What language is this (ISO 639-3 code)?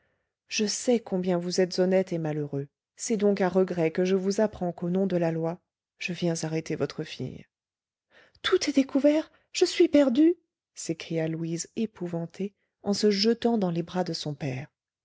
fra